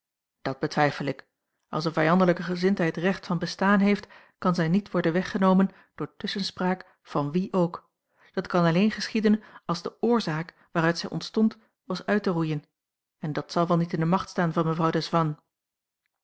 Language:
Dutch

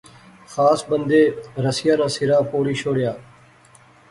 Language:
Pahari-Potwari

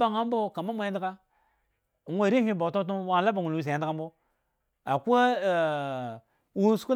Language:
Eggon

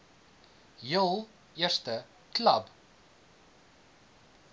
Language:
Afrikaans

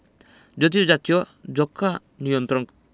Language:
Bangla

